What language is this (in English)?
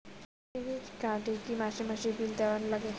Bangla